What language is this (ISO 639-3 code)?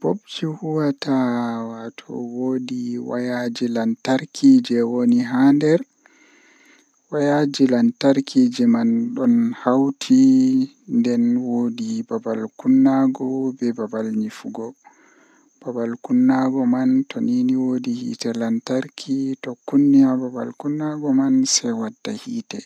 fuh